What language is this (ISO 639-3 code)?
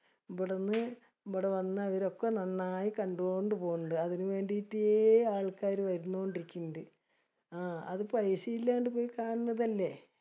mal